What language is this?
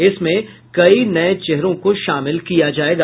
Hindi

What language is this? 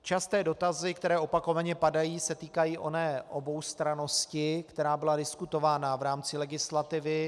Czech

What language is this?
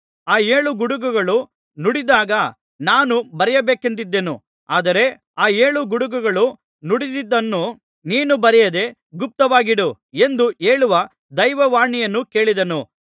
Kannada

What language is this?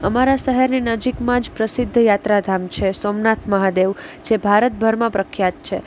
Gujarati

